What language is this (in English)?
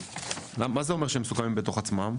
Hebrew